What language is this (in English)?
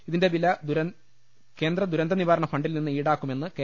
Malayalam